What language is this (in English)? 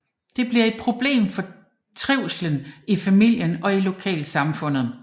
Danish